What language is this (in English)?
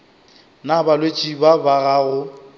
Northern Sotho